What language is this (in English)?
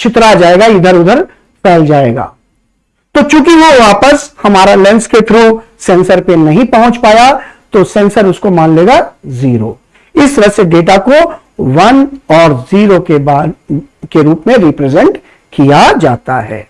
Hindi